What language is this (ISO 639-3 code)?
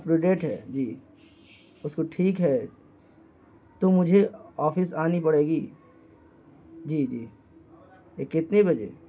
urd